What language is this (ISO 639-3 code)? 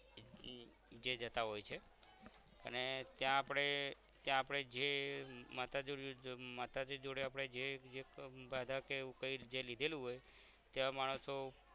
guj